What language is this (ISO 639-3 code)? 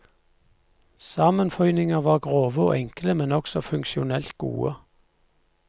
nor